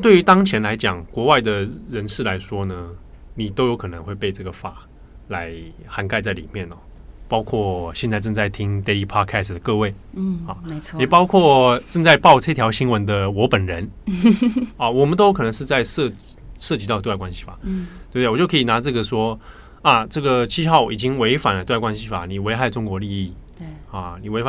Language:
Chinese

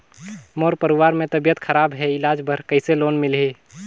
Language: Chhattisgarhi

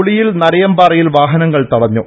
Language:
Malayalam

